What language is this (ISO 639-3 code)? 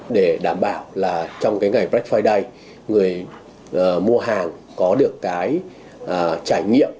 vie